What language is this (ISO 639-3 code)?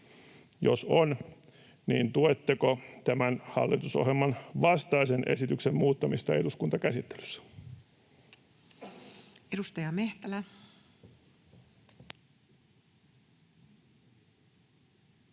fin